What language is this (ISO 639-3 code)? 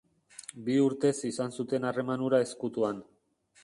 eus